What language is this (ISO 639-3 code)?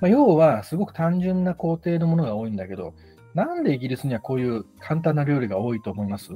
jpn